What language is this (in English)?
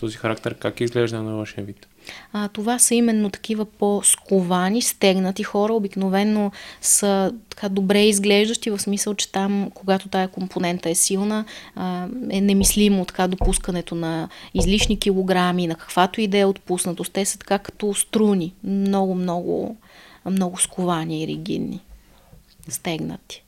Bulgarian